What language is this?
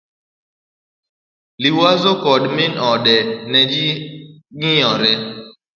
Luo (Kenya and Tanzania)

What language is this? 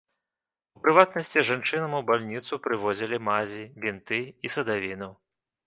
Belarusian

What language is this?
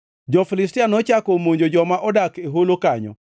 Luo (Kenya and Tanzania)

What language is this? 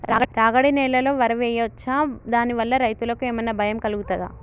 Telugu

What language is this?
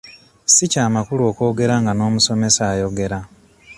Ganda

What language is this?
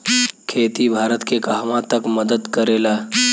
Bhojpuri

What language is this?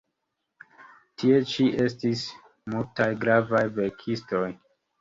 Esperanto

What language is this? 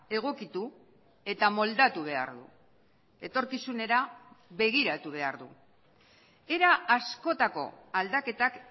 Basque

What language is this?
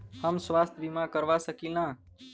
Bhojpuri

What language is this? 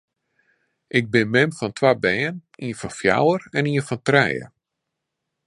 Western Frisian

